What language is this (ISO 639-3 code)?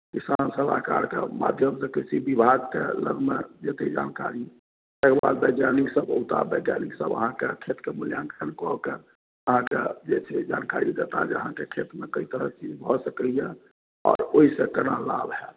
mai